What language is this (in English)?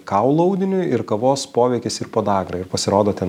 Lithuanian